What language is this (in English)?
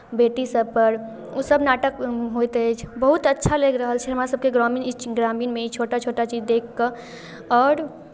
Maithili